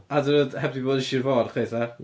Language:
Welsh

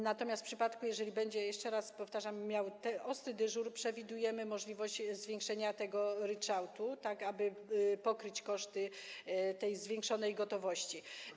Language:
Polish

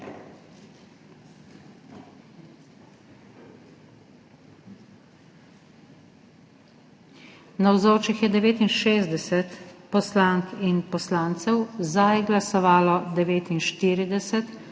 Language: Slovenian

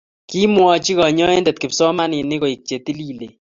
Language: Kalenjin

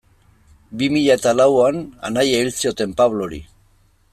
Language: Basque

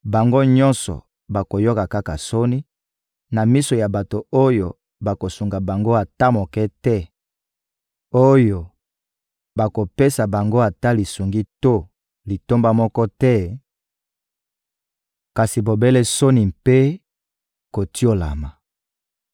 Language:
Lingala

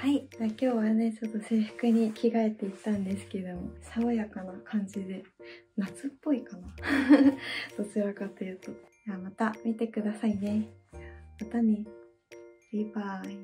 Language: Japanese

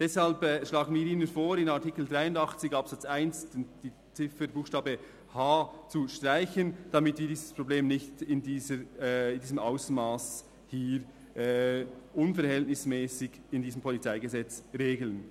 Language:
Swiss German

